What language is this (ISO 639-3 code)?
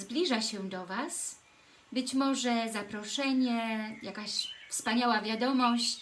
pol